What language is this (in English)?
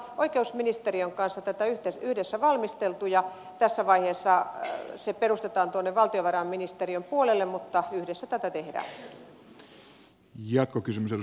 Finnish